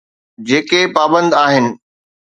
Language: Sindhi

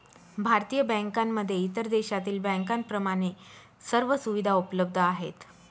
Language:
Marathi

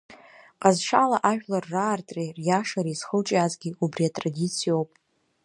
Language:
Abkhazian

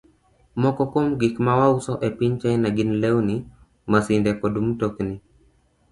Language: Luo (Kenya and Tanzania)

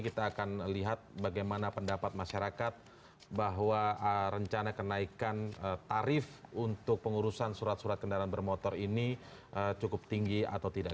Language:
Indonesian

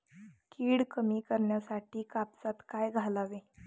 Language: Marathi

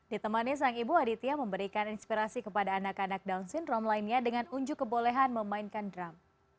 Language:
Indonesian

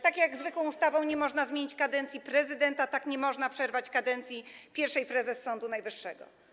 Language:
Polish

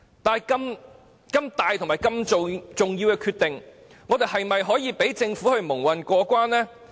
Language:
Cantonese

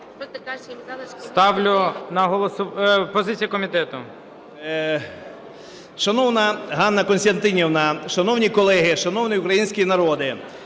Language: Ukrainian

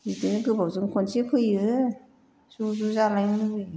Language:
Bodo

